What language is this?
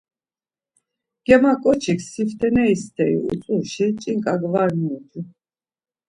Laz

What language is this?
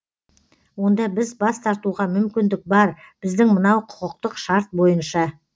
Kazakh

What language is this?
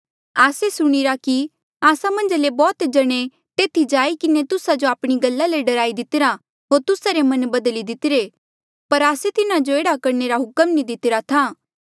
Mandeali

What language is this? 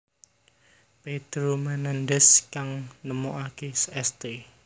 Javanese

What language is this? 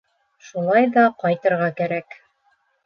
Bashkir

